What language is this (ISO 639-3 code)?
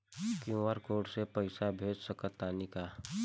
bho